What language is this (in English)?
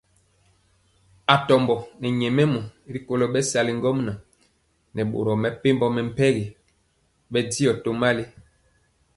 Mpiemo